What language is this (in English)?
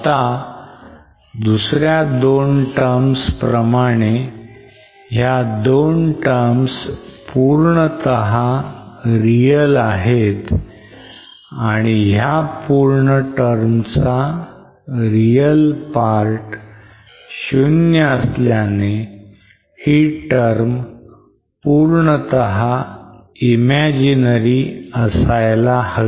Marathi